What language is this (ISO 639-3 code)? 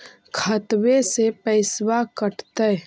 mag